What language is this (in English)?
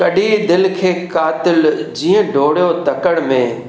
Sindhi